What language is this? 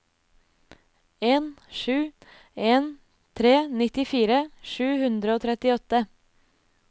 Norwegian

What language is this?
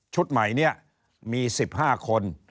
Thai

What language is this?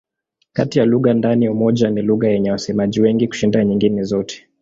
Swahili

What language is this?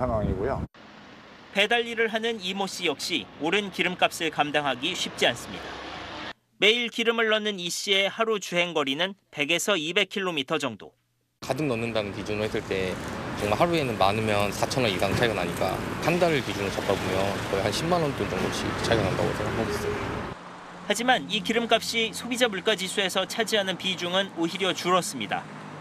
Korean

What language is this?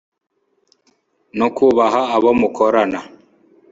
Kinyarwanda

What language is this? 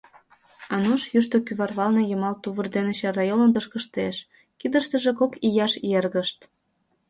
Mari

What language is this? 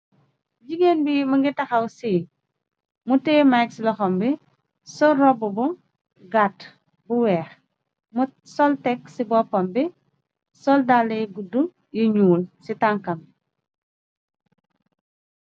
Wolof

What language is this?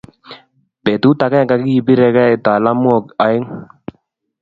Kalenjin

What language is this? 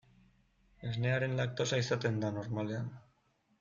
Basque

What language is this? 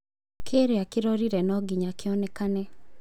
Kikuyu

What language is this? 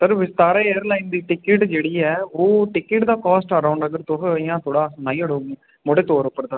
Dogri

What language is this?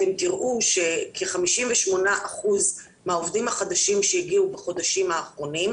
Hebrew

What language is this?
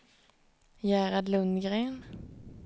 Swedish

